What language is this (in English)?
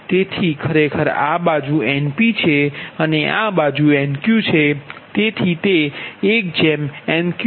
Gujarati